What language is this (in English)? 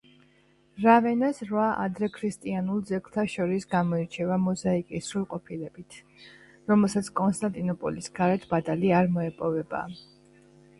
Georgian